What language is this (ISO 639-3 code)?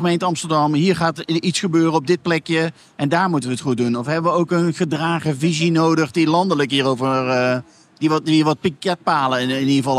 nld